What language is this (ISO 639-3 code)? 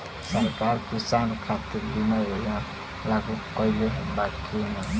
bho